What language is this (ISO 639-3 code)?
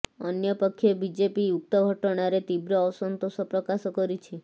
ori